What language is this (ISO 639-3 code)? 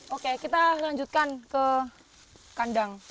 ind